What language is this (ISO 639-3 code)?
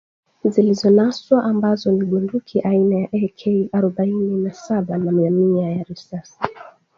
swa